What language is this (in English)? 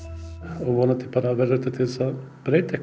Icelandic